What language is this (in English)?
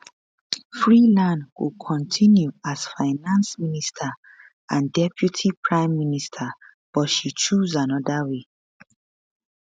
Nigerian Pidgin